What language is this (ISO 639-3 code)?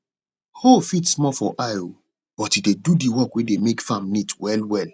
pcm